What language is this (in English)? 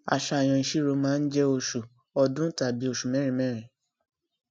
Yoruba